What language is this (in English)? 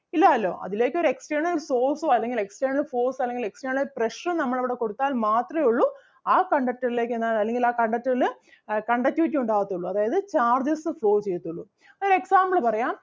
Malayalam